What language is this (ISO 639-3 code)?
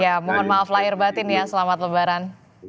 ind